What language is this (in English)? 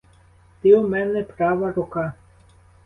Ukrainian